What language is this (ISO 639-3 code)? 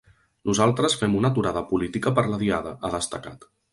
cat